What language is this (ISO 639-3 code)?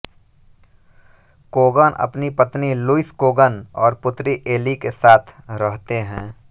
hin